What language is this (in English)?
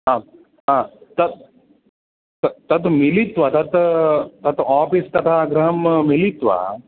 Sanskrit